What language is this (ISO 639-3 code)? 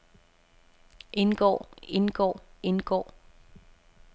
dan